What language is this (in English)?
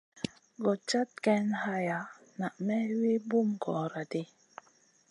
Masana